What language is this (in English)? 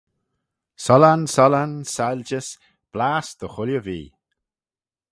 Manx